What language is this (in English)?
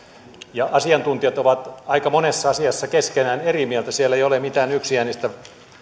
Finnish